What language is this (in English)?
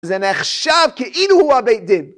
Hebrew